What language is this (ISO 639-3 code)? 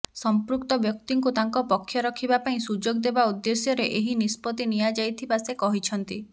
ori